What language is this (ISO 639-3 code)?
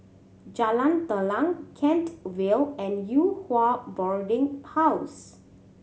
eng